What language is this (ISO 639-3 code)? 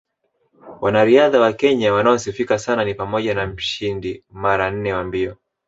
swa